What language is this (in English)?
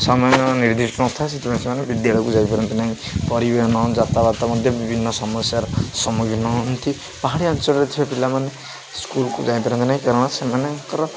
Odia